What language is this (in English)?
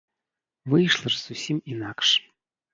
Belarusian